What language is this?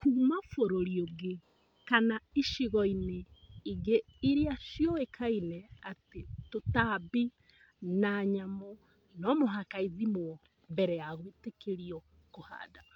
Kikuyu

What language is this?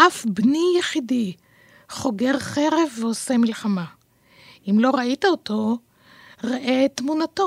Hebrew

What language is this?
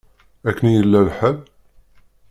Kabyle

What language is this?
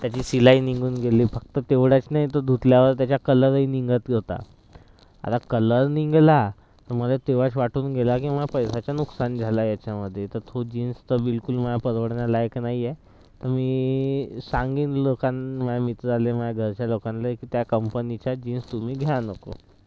Marathi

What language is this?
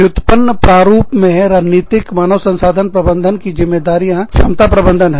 Hindi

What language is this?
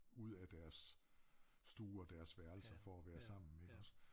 Danish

